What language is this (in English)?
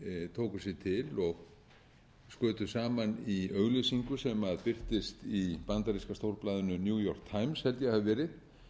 Icelandic